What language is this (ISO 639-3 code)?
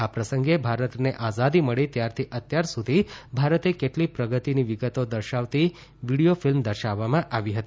guj